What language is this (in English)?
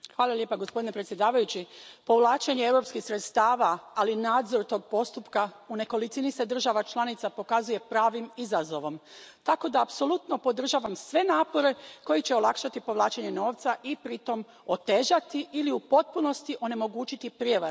Croatian